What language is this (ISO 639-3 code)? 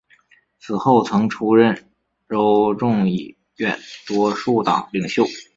zho